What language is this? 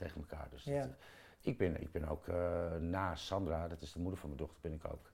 Dutch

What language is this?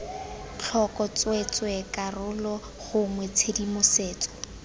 Tswana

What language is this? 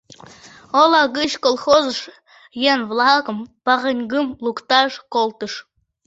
Mari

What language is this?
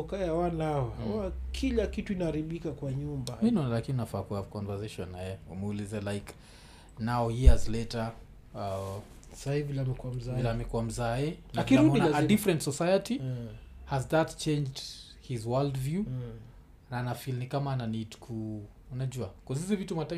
Swahili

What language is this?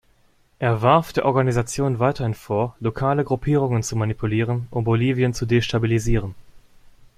German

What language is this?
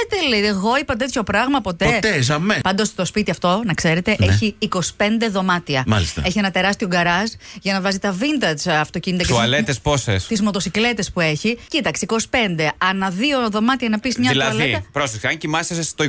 Greek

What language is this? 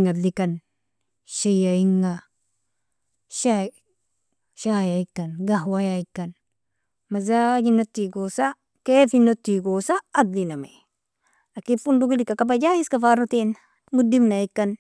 Nobiin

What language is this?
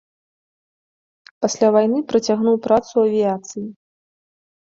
Belarusian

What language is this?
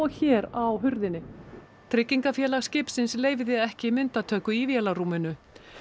Icelandic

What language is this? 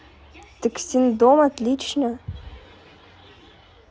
Russian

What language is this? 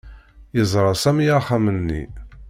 Kabyle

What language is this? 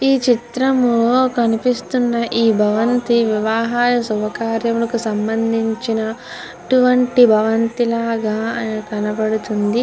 Telugu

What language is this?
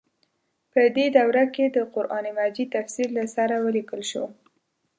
Pashto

